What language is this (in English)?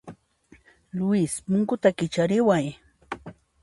Puno Quechua